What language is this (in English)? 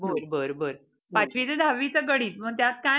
Marathi